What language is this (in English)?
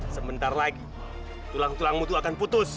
Indonesian